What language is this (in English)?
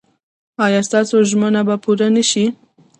Pashto